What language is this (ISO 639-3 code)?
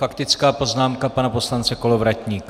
ces